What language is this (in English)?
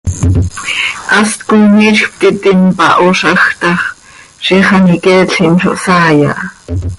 Seri